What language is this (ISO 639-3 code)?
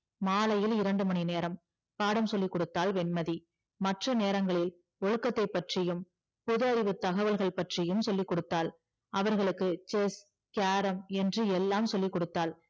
tam